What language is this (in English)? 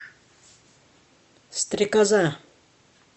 Russian